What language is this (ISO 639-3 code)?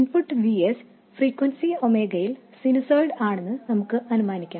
mal